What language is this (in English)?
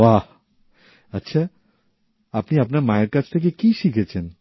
Bangla